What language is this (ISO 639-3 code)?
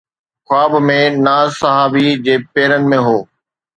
snd